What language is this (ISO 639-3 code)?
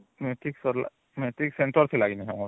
ori